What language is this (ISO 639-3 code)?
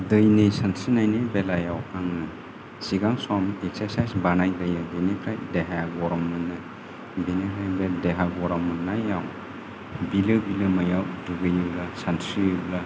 brx